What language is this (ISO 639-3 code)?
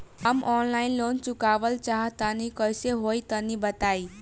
bho